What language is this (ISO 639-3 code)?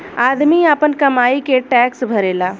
bho